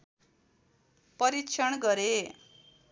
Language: Nepali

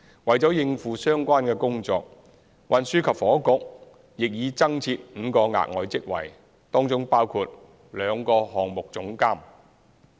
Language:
Cantonese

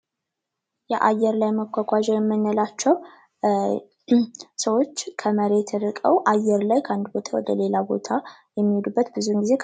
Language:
Amharic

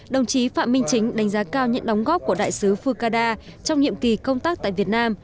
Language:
Vietnamese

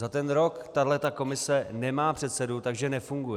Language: Czech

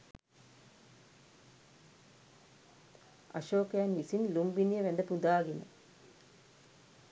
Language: Sinhala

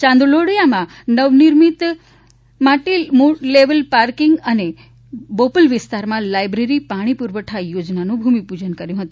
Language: Gujarati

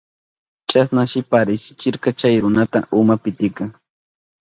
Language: Southern Pastaza Quechua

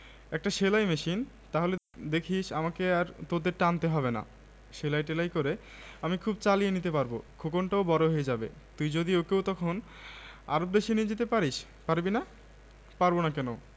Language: Bangla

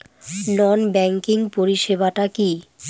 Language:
Bangla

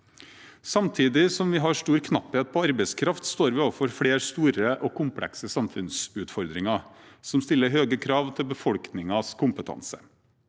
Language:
Norwegian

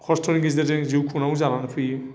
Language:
Bodo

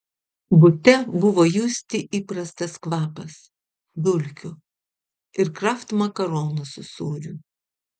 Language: Lithuanian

